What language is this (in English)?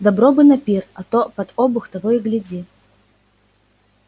Russian